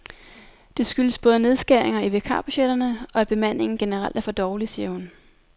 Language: Danish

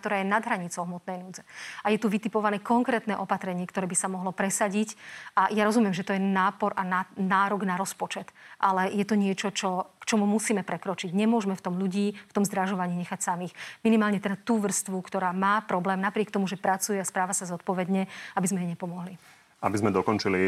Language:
Slovak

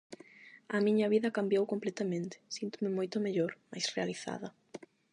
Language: Galician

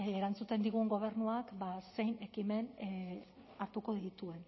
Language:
Basque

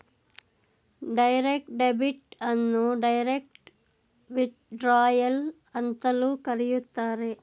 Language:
Kannada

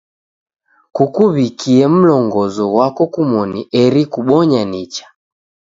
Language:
Taita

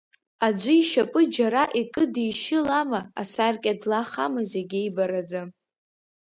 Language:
Abkhazian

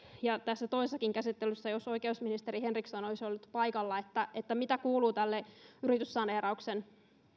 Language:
Finnish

